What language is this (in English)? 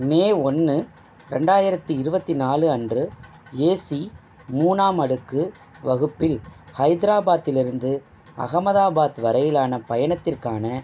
Tamil